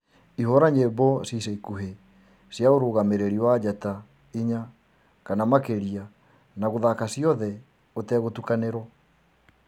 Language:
Kikuyu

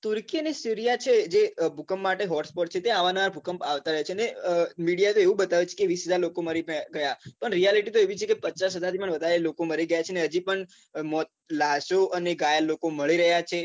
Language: Gujarati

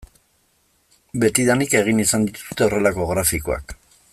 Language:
Basque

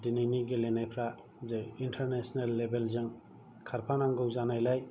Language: Bodo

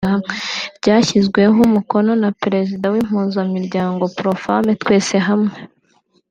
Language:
Kinyarwanda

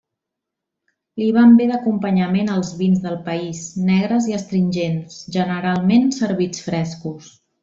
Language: Catalan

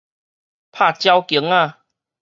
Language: Min Nan Chinese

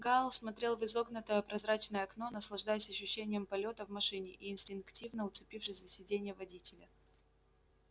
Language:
Russian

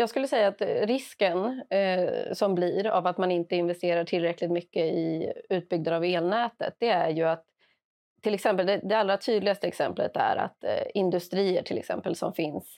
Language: Swedish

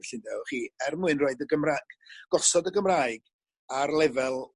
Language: Welsh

